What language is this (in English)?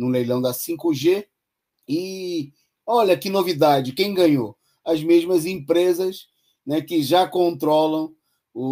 Portuguese